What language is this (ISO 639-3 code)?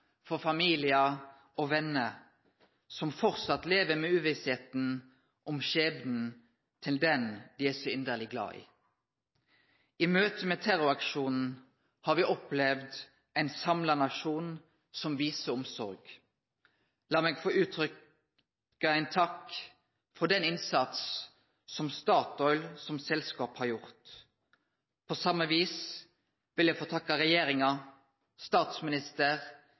nno